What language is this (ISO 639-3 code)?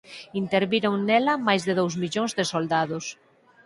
glg